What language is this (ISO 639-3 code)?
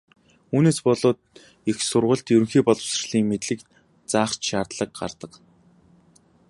mon